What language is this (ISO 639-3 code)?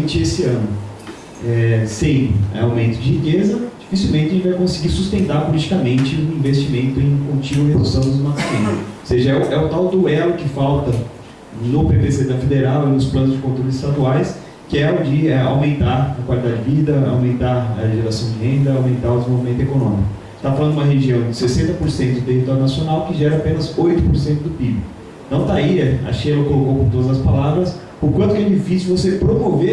por